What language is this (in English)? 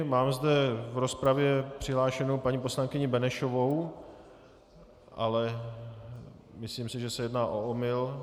Czech